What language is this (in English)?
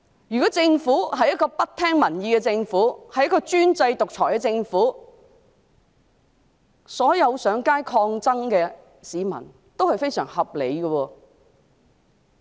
Cantonese